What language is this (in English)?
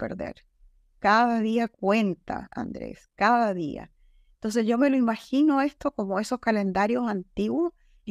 Spanish